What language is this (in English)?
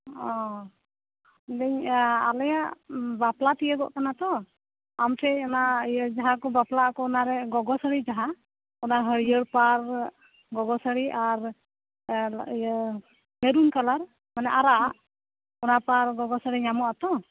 Santali